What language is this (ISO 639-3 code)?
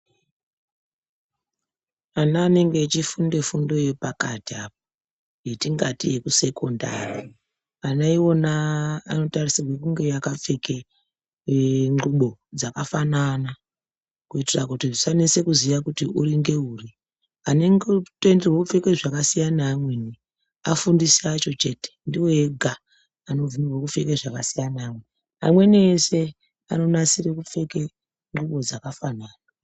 ndc